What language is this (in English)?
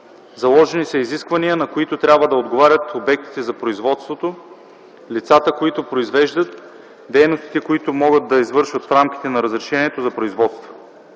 Bulgarian